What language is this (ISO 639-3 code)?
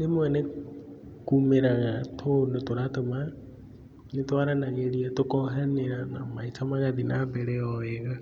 kik